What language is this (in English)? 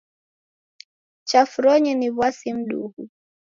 Taita